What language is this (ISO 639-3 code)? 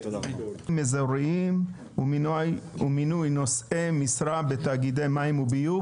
heb